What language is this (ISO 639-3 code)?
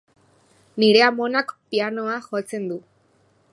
eus